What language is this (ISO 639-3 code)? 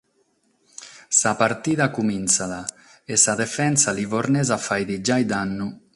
srd